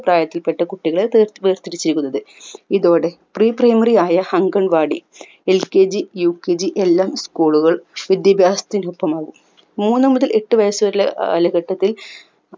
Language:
Malayalam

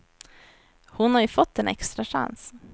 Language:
Swedish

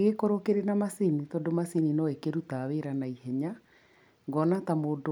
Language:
Kikuyu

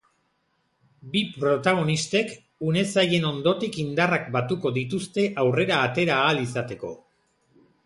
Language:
Basque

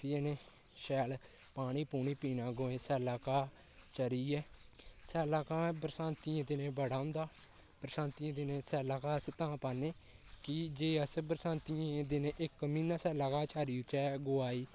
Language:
Dogri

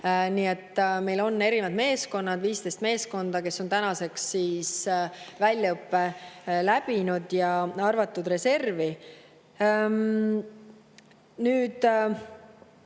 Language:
Estonian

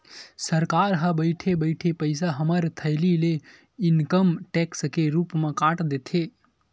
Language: Chhattisgarhi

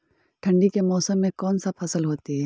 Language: Magahi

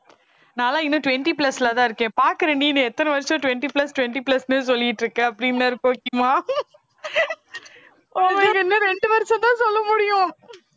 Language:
Tamil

